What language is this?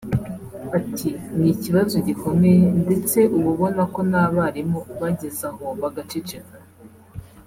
Kinyarwanda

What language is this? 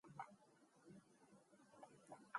Mongolian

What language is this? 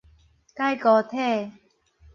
Min Nan Chinese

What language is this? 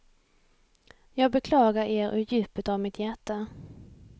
Swedish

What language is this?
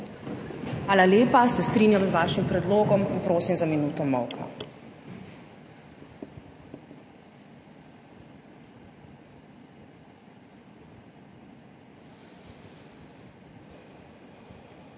Slovenian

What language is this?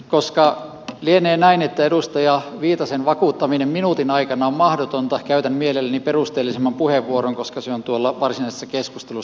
Finnish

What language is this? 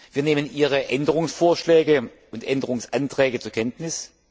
German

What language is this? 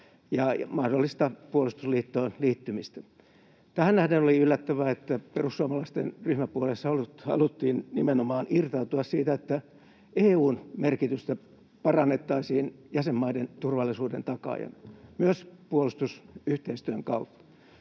Finnish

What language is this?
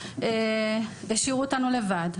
Hebrew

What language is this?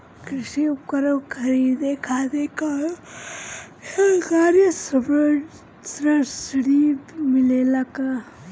Bhojpuri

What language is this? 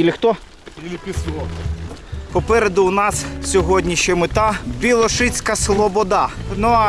Ukrainian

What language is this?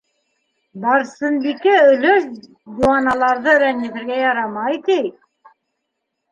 Bashkir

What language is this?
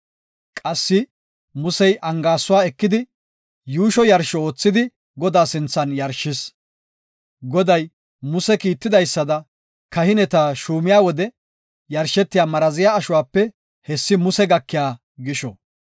Gofa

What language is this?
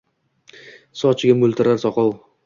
Uzbek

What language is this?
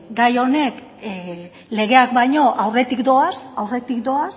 Basque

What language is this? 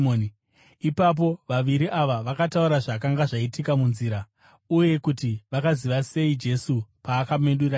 Shona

